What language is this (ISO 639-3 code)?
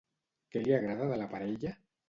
cat